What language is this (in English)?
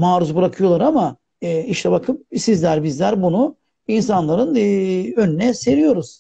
Turkish